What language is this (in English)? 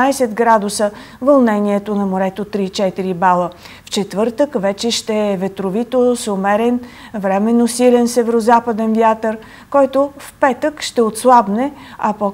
Bulgarian